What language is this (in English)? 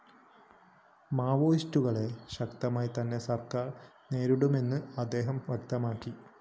Malayalam